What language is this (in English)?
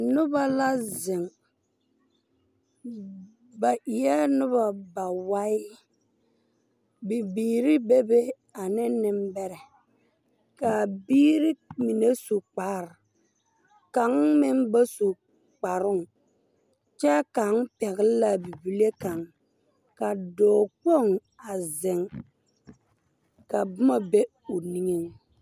Southern Dagaare